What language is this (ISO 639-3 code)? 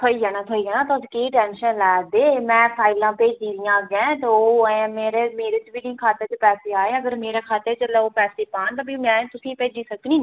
doi